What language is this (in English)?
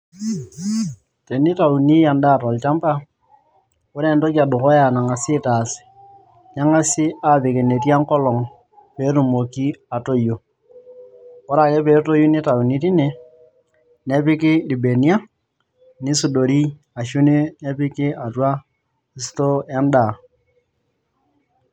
Masai